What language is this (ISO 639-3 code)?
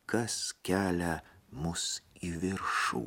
lit